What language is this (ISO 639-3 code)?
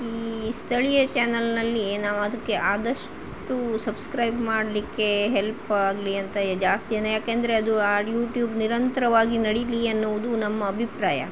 kan